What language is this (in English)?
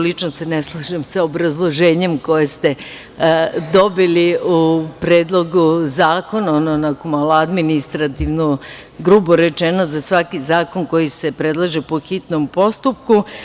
Serbian